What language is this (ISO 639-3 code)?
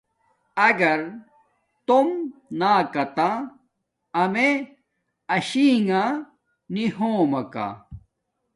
dmk